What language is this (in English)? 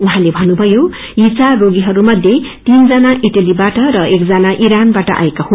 Nepali